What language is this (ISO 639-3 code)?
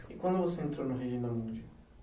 por